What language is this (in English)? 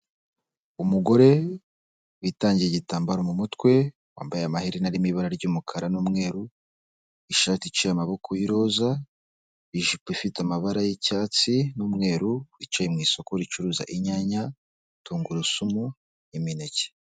Kinyarwanda